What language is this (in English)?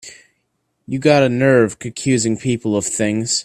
English